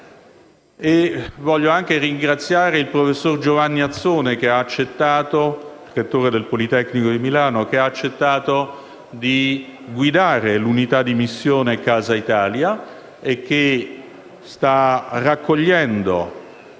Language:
Italian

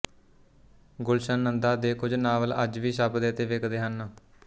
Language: Punjabi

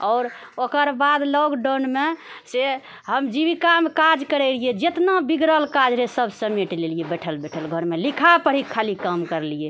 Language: Maithili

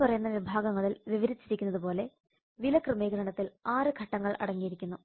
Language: Malayalam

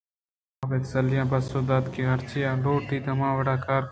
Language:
Eastern Balochi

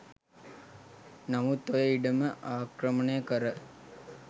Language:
Sinhala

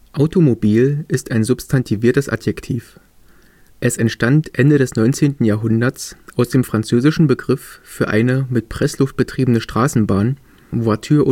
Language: German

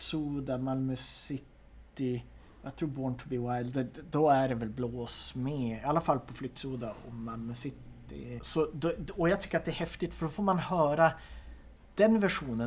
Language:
Swedish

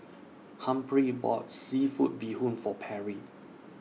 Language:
English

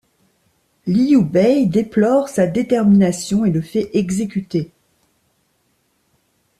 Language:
French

